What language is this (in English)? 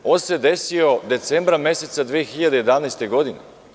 Serbian